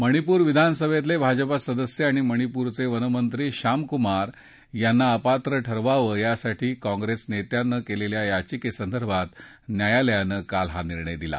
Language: Marathi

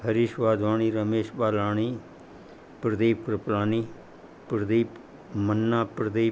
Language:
Sindhi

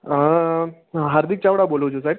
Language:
Gujarati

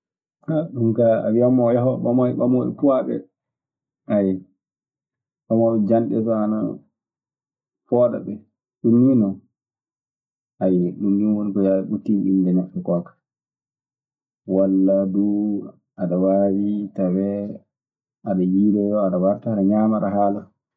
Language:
Maasina Fulfulde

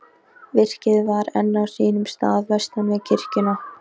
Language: Icelandic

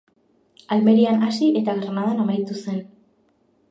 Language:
Basque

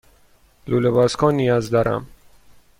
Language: Persian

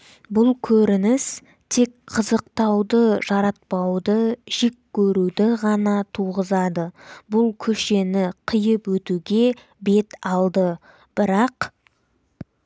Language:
Kazakh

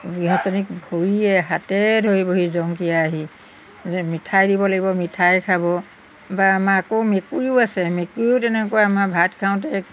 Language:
Assamese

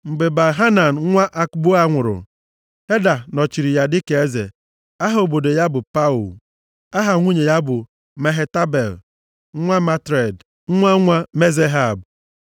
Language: Igbo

